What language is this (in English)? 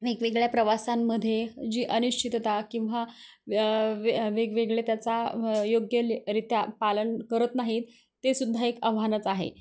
Marathi